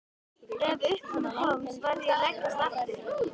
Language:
Icelandic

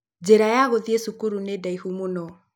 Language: Kikuyu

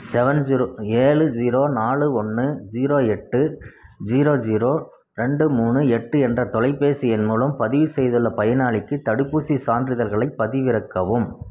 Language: Tamil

